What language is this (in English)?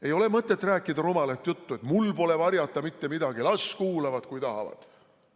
Estonian